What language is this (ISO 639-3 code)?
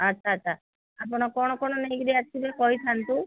ori